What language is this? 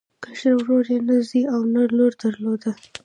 Pashto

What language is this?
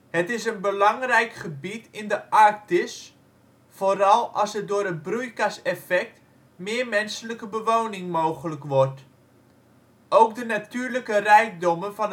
Dutch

